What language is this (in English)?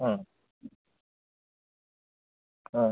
Hindi